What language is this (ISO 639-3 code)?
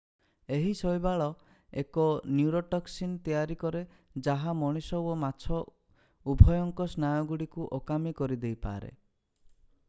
ori